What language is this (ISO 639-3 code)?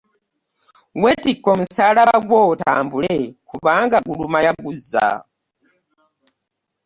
lug